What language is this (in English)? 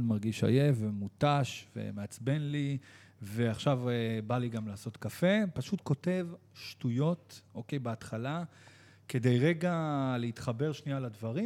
Hebrew